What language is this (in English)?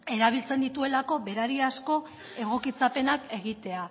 Basque